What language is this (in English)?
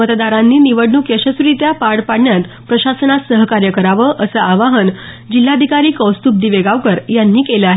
Marathi